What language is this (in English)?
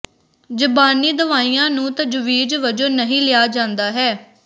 Punjabi